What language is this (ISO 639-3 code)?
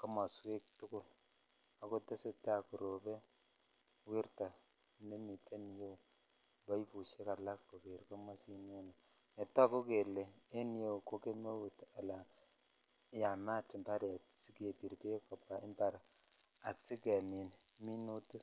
kln